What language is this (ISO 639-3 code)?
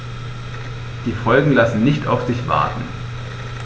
deu